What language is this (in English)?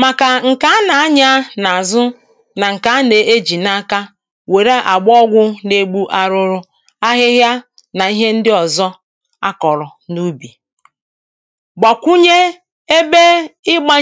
Igbo